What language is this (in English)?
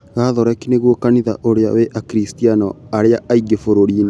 Kikuyu